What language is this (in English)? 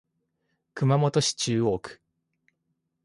Japanese